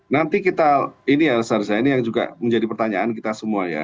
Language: Indonesian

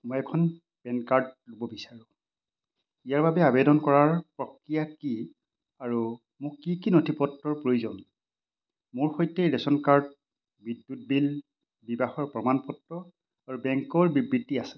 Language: Assamese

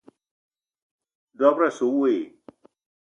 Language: Eton (Cameroon)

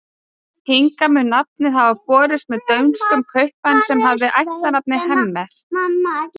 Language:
Icelandic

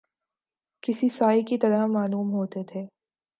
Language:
Urdu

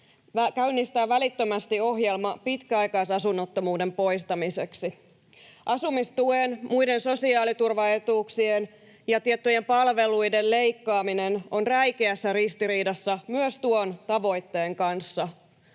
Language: Finnish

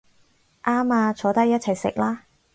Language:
Cantonese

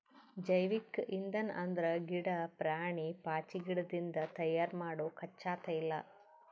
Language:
Kannada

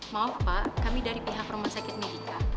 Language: Indonesian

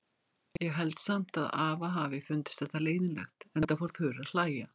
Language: Icelandic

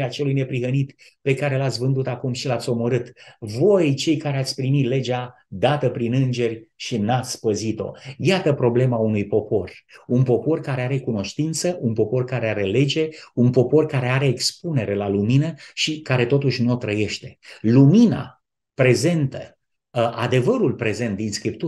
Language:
Romanian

